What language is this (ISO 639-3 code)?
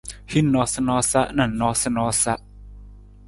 nmz